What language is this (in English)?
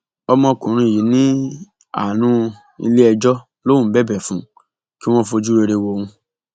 Yoruba